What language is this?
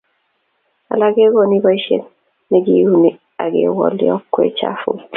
Kalenjin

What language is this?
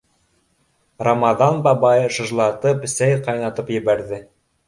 Bashkir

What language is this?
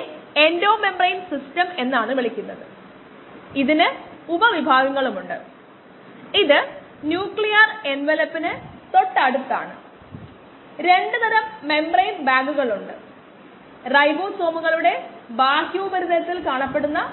Malayalam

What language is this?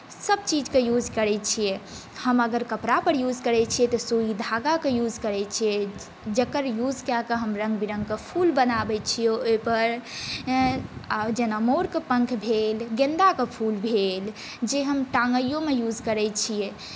Maithili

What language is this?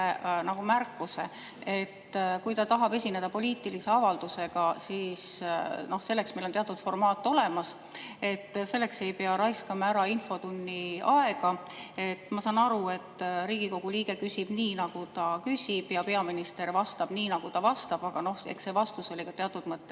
Estonian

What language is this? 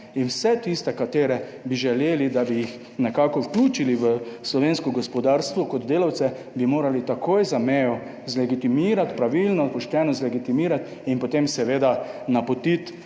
Slovenian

